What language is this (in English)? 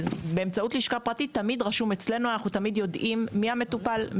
Hebrew